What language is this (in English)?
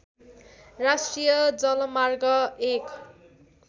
Nepali